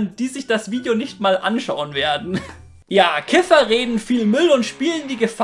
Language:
German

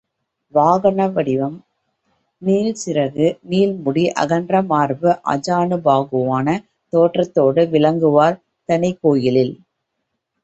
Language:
Tamil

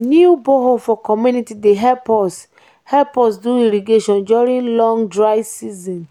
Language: Nigerian Pidgin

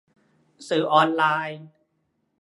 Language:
Thai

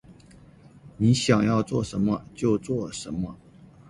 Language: Chinese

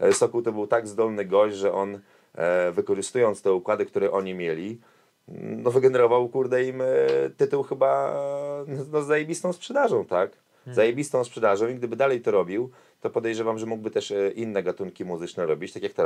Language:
Polish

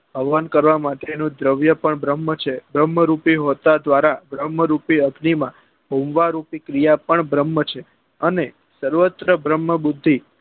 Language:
Gujarati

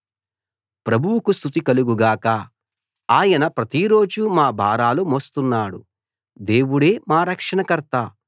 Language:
Telugu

